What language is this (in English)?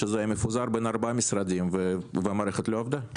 Hebrew